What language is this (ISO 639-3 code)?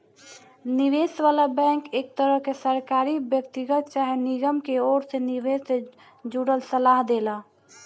bho